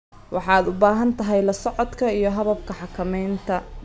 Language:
Somali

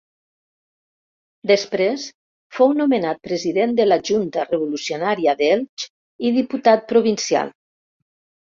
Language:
Catalan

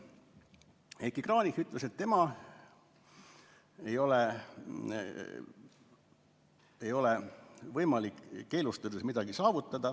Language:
Estonian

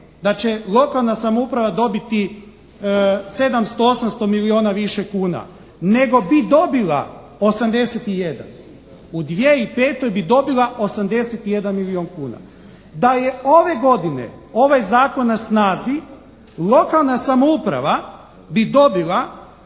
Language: Croatian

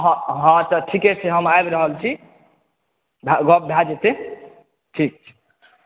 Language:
Maithili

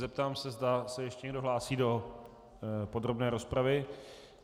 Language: Czech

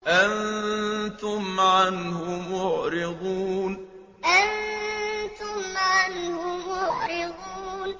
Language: Arabic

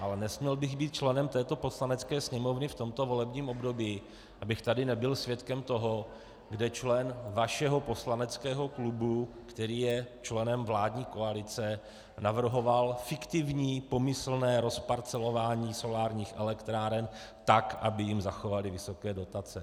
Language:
Czech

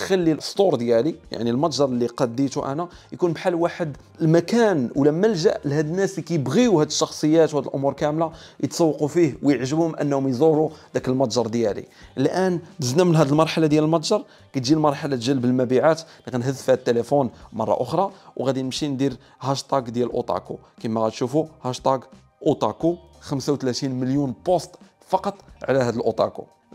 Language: Arabic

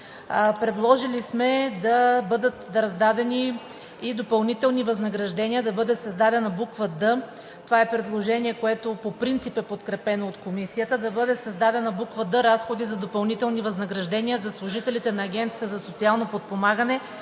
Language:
Bulgarian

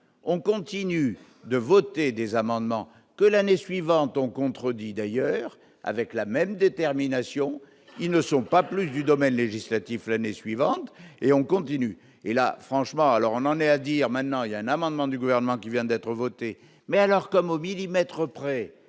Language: French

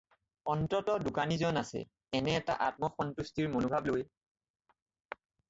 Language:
Assamese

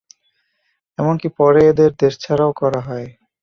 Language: Bangla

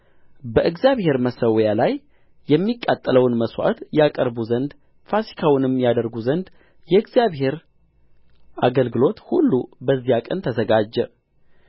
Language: Amharic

